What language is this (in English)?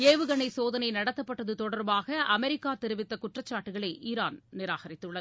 Tamil